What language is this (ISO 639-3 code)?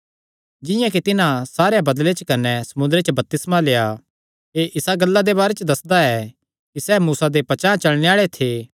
xnr